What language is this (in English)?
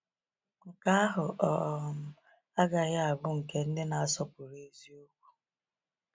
Igbo